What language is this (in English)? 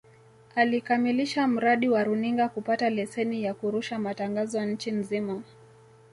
Swahili